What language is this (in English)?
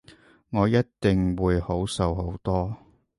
Cantonese